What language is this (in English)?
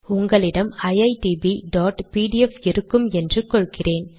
Tamil